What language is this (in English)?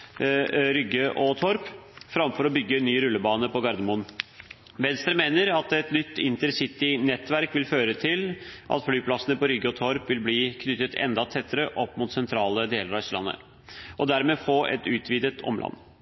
Norwegian Bokmål